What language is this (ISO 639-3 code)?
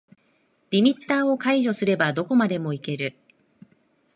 jpn